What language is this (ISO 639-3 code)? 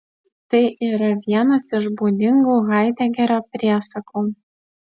lit